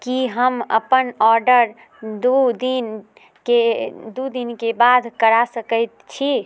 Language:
Maithili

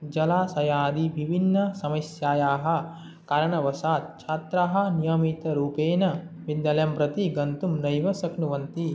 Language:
Sanskrit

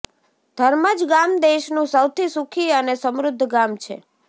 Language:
Gujarati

